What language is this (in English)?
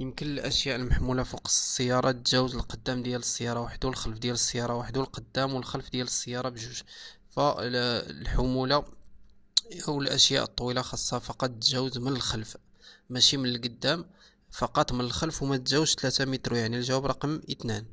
Arabic